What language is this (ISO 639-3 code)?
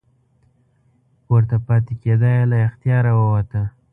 pus